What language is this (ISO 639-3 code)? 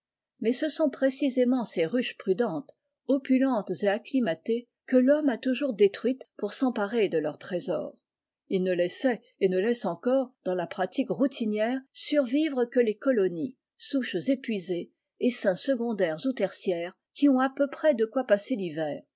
fra